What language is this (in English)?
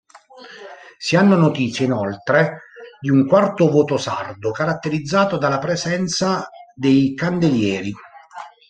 Italian